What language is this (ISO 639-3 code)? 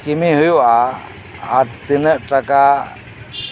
sat